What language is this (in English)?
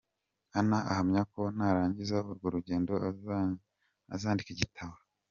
Kinyarwanda